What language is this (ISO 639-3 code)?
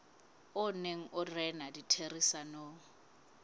sot